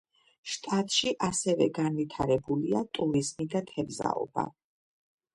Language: Georgian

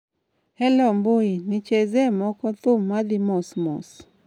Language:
Luo (Kenya and Tanzania)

